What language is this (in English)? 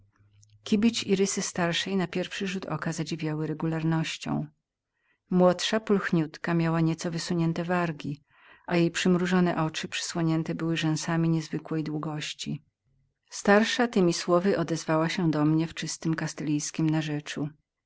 Polish